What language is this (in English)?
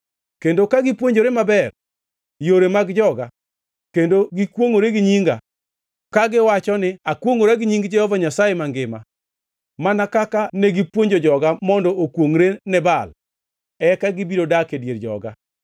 Luo (Kenya and Tanzania)